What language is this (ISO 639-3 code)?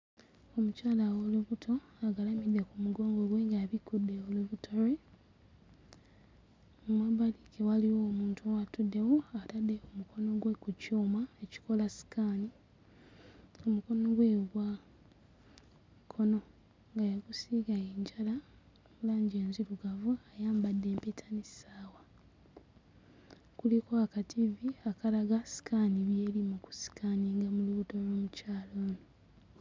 lug